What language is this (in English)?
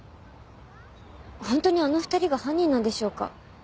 Japanese